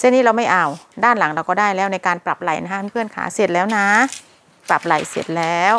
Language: Thai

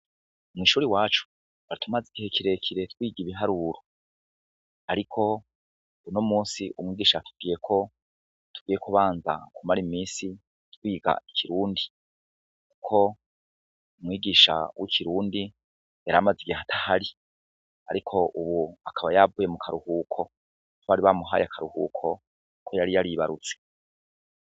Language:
Rundi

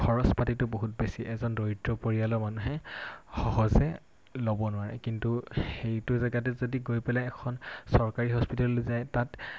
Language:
Assamese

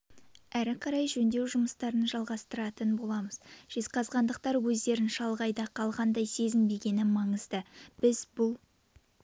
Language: Kazakh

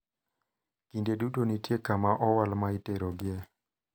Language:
Luo (Kenya and Tanzania)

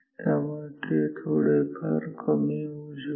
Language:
Marathi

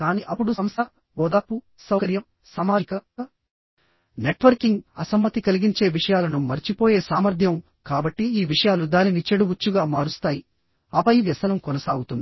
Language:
Telugu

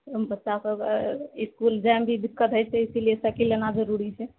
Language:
Maithili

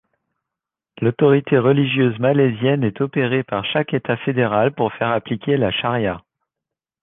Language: French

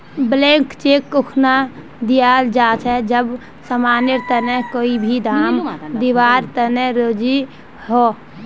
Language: Magahi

